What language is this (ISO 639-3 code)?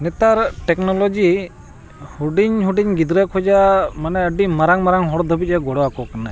sat